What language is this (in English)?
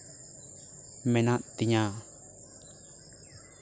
Santali